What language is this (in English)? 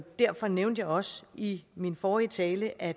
Danish